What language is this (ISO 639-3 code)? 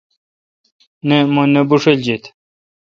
xka